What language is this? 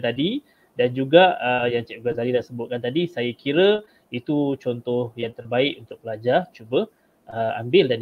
Malay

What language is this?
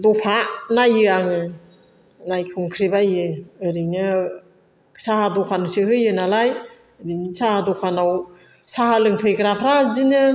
Bodo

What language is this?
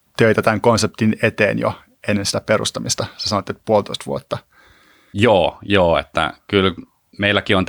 Finnish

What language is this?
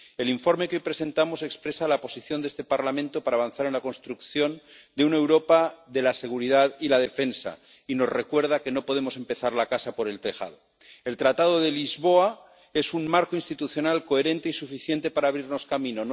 Spanish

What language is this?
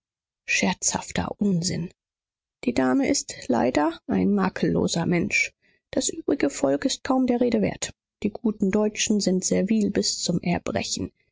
German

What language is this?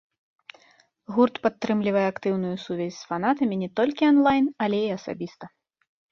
Belarusian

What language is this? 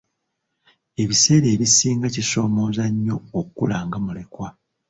Ganda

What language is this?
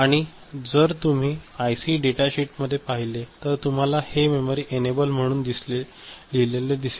Marathi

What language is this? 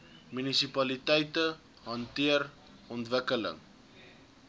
Afrikaans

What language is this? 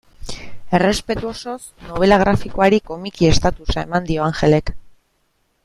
Basque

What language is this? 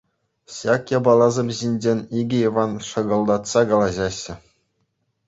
Chuvash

